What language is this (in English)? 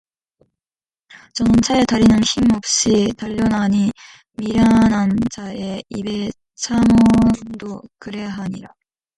Korean